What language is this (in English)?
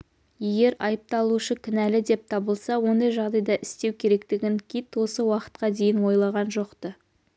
Kazakh